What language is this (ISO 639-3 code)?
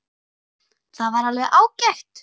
isl